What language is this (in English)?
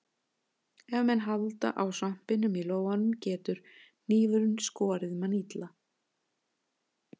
Icelandic